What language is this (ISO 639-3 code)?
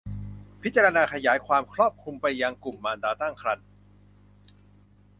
tha